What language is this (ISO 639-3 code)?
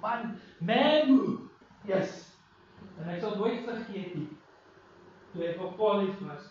nld